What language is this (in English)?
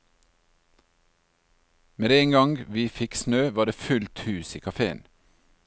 Norwegian